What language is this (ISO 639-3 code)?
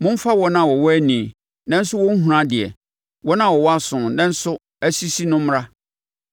aka